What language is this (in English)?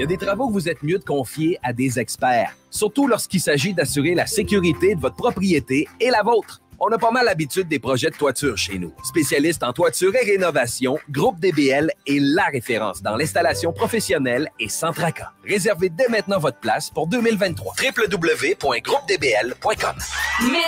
French